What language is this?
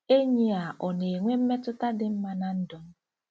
Igbo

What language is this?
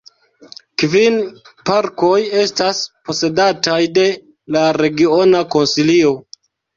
Esperanto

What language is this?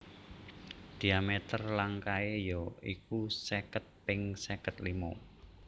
Javanese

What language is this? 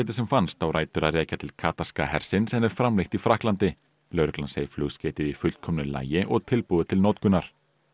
Icelandic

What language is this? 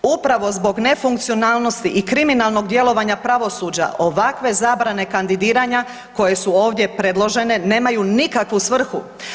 Croatian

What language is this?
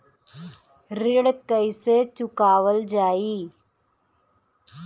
Bhojpuri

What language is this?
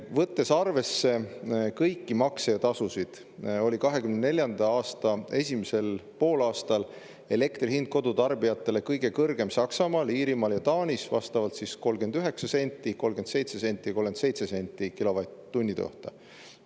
Estonian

